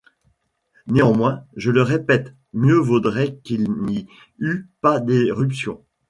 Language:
French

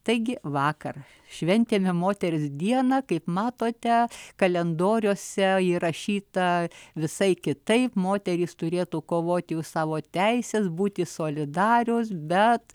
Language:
Lithuanian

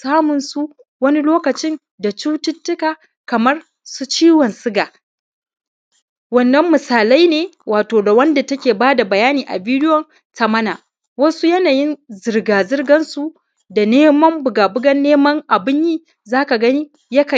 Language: Hausa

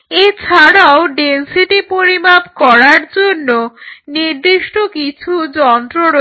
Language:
Bangla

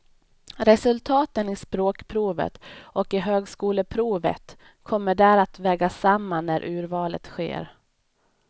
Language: Swedish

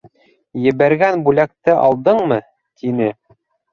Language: Bashkir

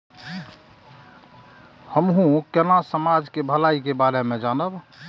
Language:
Maithili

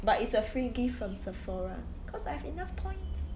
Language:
English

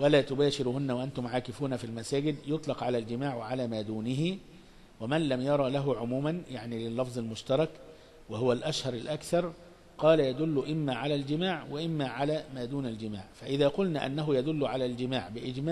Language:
Arabic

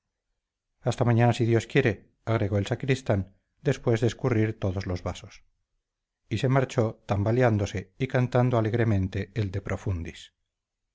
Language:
Spanish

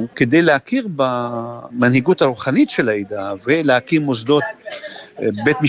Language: Hebrew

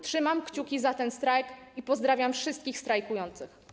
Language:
Polish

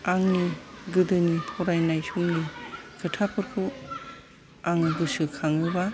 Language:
Bodo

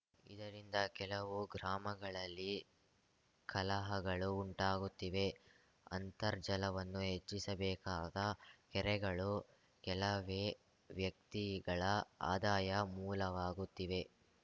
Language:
Kannada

